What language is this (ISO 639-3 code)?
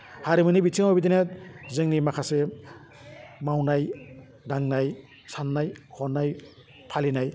brx